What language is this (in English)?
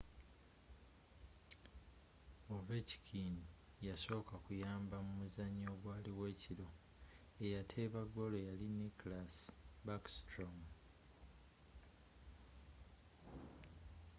Ganda